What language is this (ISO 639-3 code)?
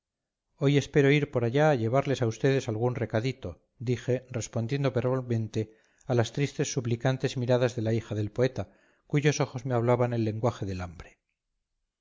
spa